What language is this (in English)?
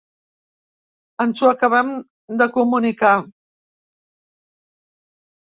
Catalan